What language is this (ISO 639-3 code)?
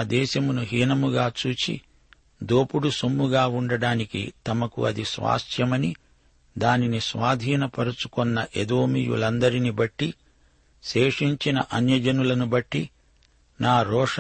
tel